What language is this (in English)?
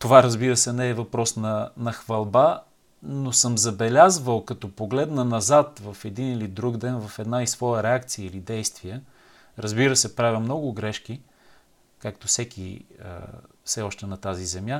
Bulgarian